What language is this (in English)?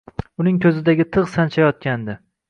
Uzbek